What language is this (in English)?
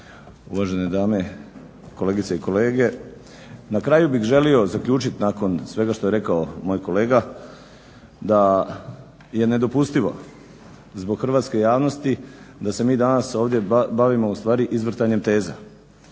Croatian